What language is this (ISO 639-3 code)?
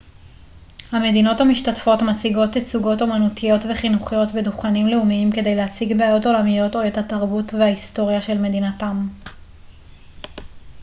heb